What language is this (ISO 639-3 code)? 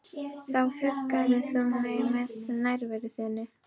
isl